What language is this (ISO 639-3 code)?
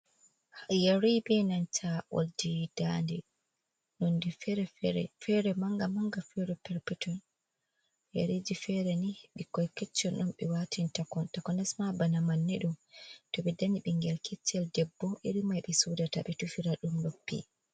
ful